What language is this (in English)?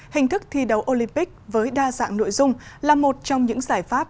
Vietnamese